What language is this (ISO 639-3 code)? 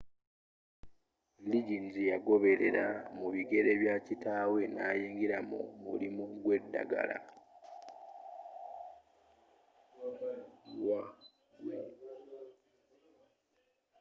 lug